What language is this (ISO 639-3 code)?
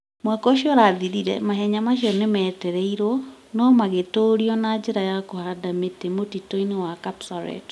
kik